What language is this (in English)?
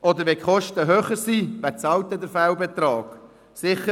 Swiss German